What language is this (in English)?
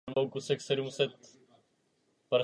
Czech